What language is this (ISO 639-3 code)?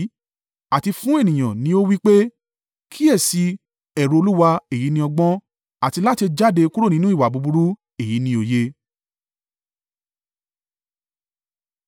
yor